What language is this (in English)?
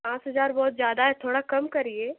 Hindi